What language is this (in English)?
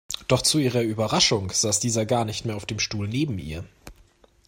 German